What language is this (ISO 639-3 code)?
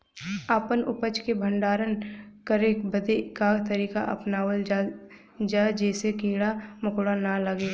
bho